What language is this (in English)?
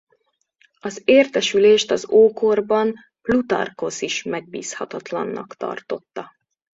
Hungarian